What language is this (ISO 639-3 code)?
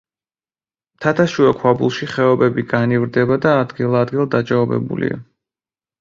kat